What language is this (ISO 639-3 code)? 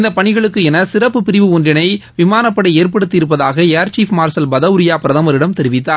tam